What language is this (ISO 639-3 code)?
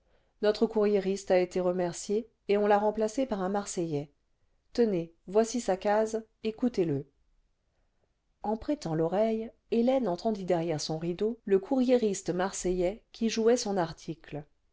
fra